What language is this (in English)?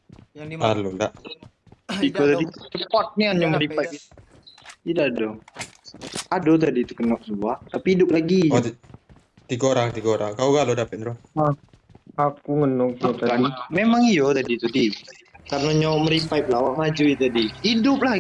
Indonesian